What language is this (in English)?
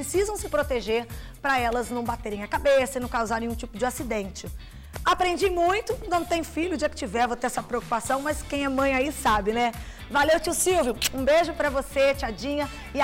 Portuguese